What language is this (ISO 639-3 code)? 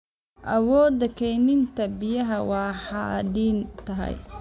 som